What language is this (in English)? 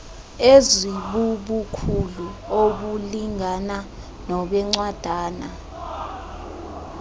Xhosa